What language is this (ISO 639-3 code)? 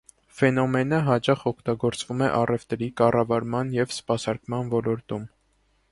hye